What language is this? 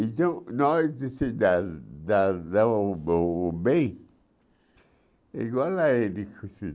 Portuguese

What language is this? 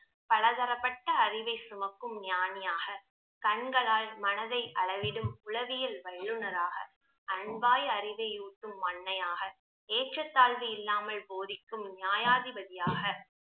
Tamil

